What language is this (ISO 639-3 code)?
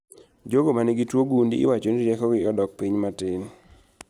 luo